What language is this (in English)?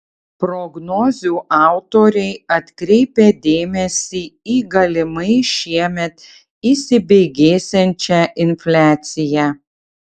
Lithuanian